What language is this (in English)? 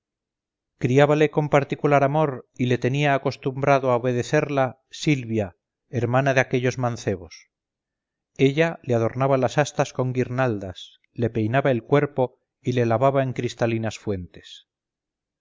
Spanish